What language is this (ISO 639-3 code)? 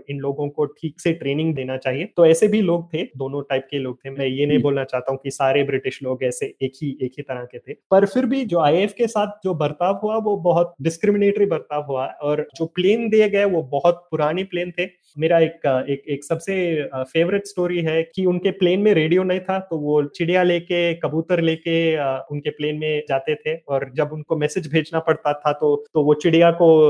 hin